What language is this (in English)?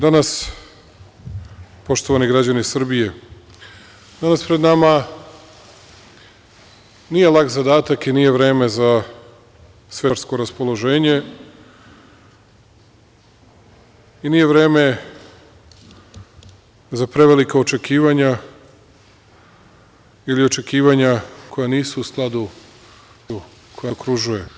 Serbian